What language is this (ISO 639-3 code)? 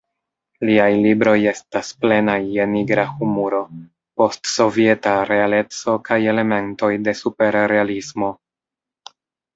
epo